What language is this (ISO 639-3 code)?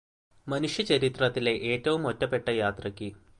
mal